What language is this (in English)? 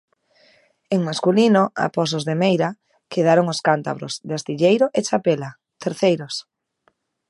Galician